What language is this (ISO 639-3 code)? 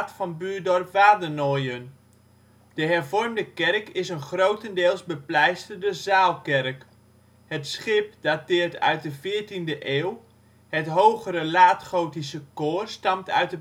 nld